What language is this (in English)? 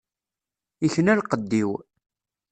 Kabyle